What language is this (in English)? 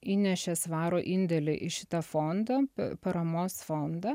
Lithuanian